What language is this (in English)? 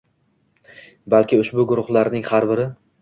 Uzbek